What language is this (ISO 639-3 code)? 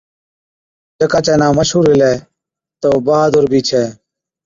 odk